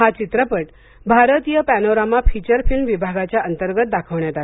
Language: Marathi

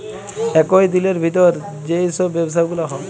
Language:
Bangla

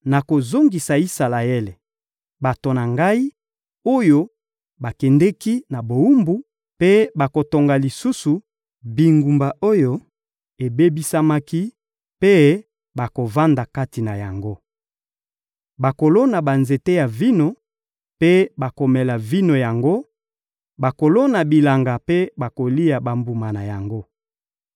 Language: Lingala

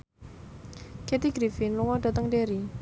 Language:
Javanese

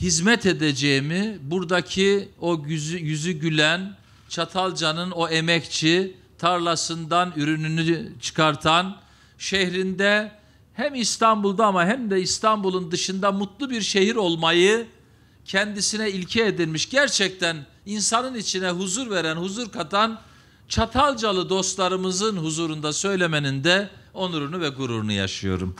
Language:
Turkish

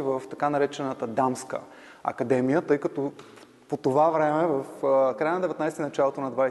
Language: Bulgarian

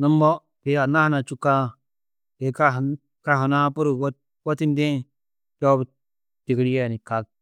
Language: Tedaga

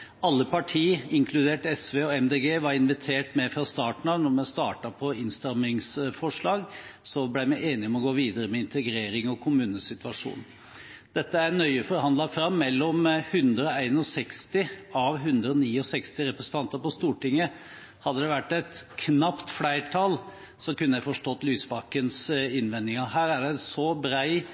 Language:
Norwegian Bokmål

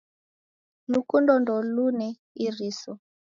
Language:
Taita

